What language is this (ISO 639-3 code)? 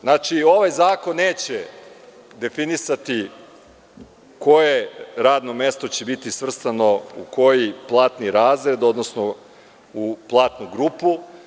srp